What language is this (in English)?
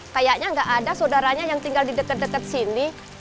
Indonesian